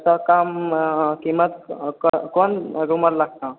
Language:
Maithili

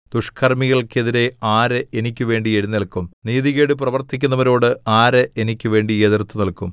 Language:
Malayalam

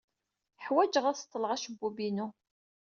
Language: Kabyle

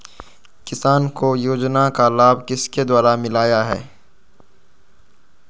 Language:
Magahi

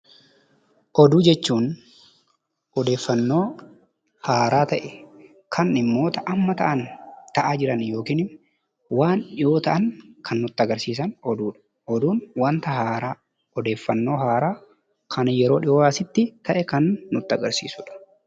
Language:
Oromo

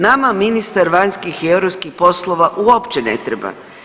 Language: Croatian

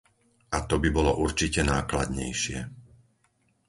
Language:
Slovak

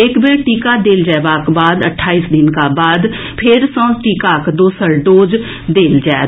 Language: Maithili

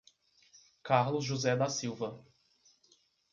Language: Portuguese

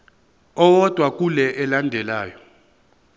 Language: Zulu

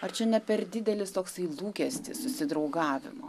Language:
Lithuanian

